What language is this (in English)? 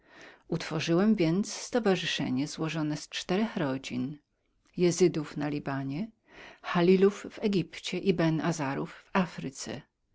Polish